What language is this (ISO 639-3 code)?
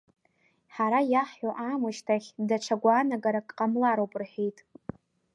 abk